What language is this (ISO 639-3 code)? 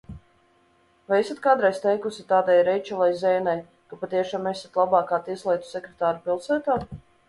lav